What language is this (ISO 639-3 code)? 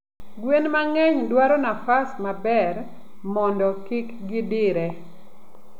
luo